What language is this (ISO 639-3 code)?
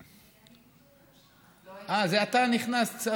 heb